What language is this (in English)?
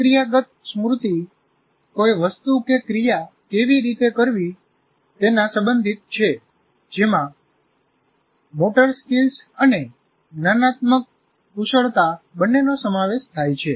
Gujarati